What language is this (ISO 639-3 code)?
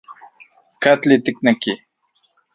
ncx